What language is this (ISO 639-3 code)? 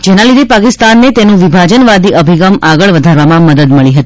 guj